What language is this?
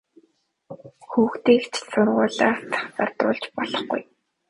Mongolian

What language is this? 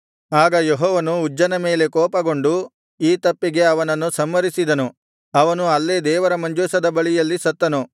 Kannada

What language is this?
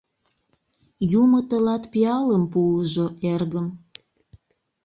Mari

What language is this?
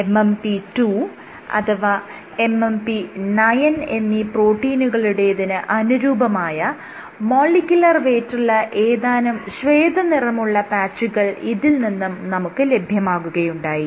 Malayalam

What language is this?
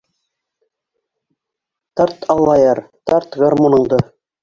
Bashkir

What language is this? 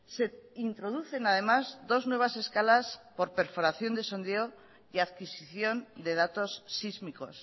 Spanish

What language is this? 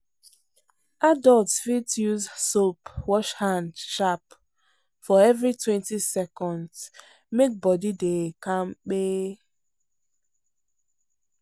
Nigerian Pidgin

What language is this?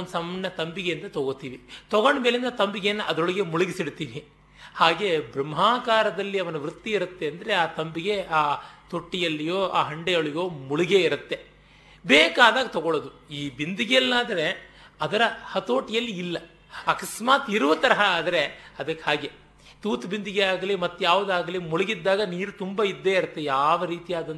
Kannada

